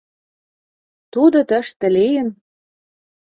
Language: Mari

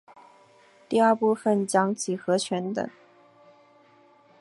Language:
Chinese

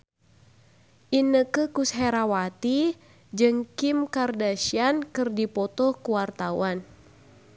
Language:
Sundanese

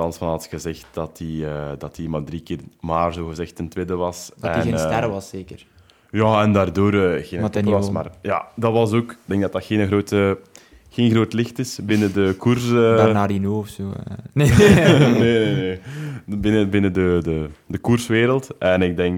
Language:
Dutch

